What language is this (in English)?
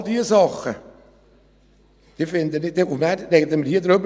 Swiss German